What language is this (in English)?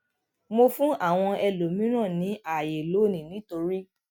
Yoruba